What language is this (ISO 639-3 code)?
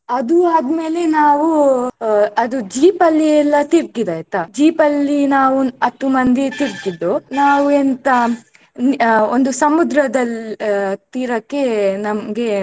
kan